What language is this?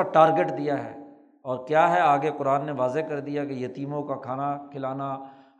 Urdu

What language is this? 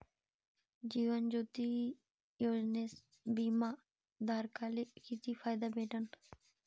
Marathi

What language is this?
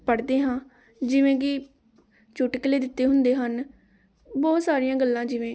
Punjabi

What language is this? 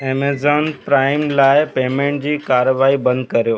Sindhi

